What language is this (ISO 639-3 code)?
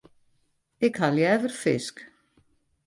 fry